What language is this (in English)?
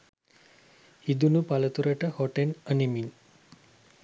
Sinhala